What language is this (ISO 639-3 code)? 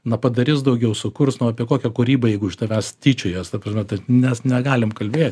lit